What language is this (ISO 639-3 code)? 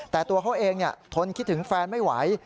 tha